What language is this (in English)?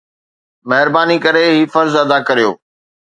Sindhi